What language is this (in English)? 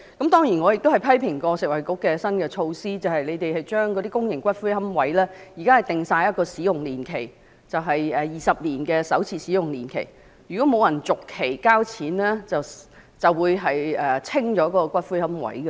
Cantonese